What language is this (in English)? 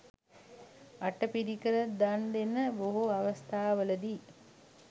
Sinhala